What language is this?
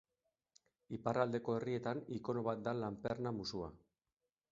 Basque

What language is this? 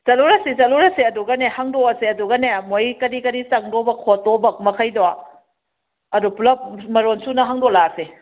Manipuri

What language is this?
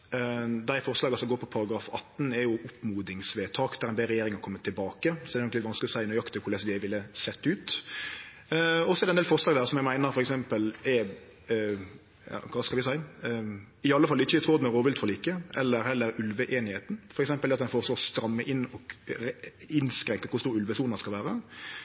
Norwegian Nynorsk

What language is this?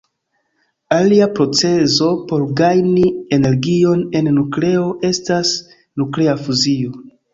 Esperanto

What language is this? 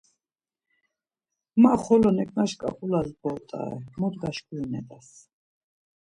Laz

